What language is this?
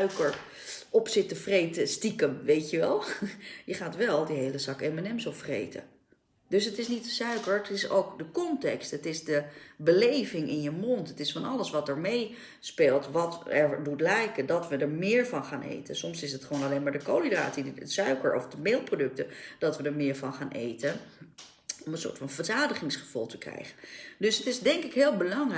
Dutch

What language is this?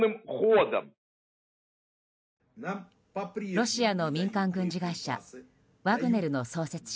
Japanese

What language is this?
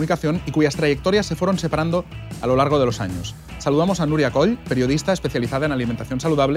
Spanish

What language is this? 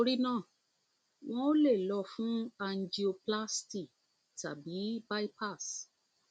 Yoruba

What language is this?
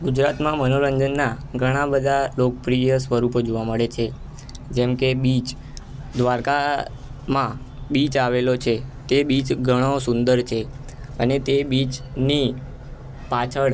Gujarati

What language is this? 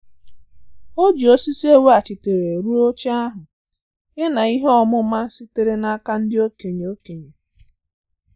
Igbo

